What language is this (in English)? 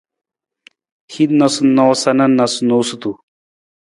Nawdm